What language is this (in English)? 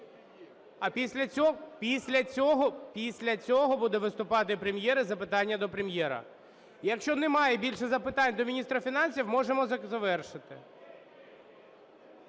Ukrainian